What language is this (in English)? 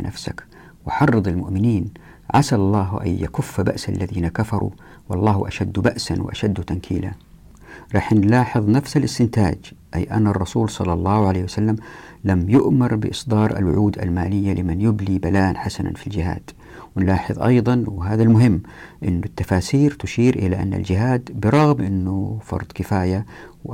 Arabic